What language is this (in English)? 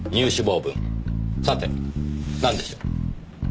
Japanese